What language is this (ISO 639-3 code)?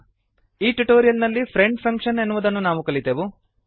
kan